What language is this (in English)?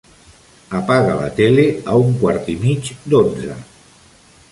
Catalan